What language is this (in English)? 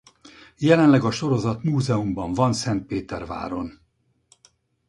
Hungarian